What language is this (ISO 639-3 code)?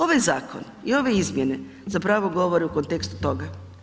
hrv